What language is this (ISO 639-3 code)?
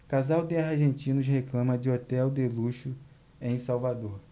por